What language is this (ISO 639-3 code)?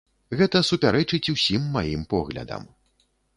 bel